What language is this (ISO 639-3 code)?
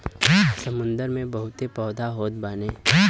bho